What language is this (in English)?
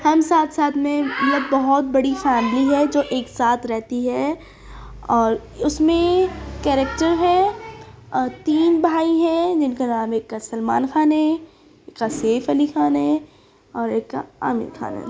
Urdu